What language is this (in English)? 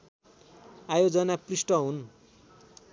Nepali